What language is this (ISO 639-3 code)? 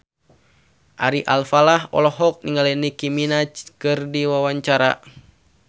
sun